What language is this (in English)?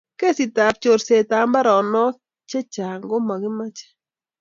Kalenjin